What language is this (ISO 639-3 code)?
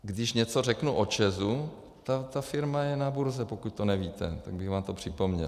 ces